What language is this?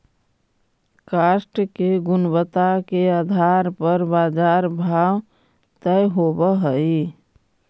Magahi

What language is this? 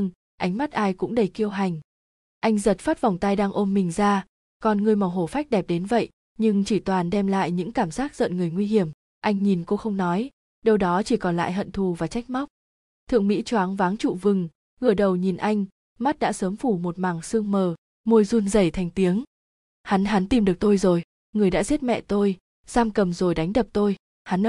Vietnamese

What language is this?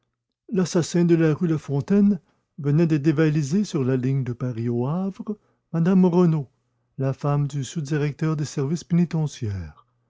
French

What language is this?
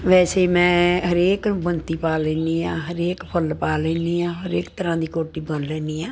Punjabi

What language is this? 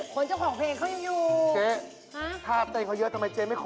Thai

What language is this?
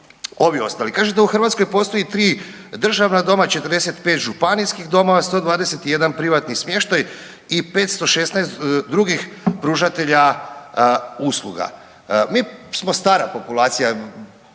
Croatian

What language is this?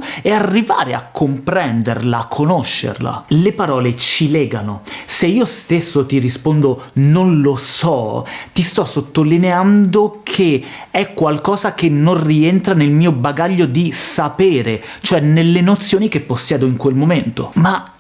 Italian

